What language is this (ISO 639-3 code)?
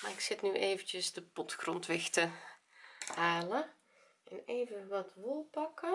nld